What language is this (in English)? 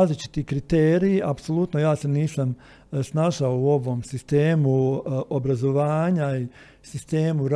Croatian